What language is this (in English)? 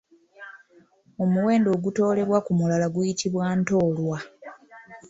Ganda